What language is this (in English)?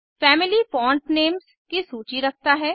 Hindi